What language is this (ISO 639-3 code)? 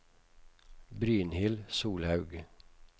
nor